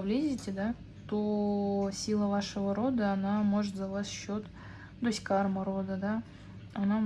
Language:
Russian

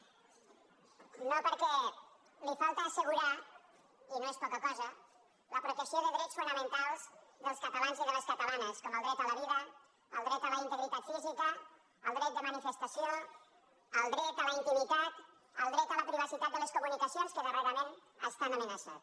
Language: Catalan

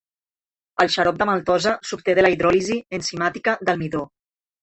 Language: Catalan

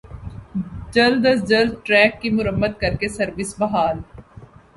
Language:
Urdu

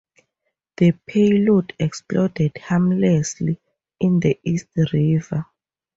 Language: English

